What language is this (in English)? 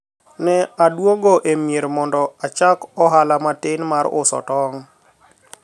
Luo (Kenya and Tanzania)